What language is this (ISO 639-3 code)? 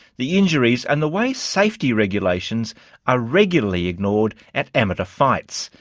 eng